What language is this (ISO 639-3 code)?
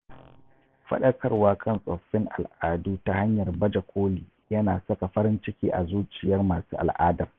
hau